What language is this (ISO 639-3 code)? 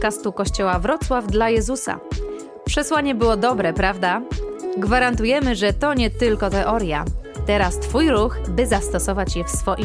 pol